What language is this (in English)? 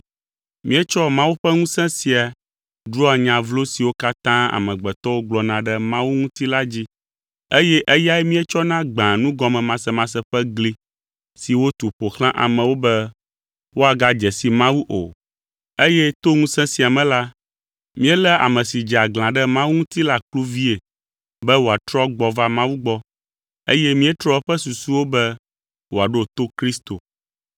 Ewe